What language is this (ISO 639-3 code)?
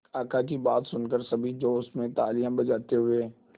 hin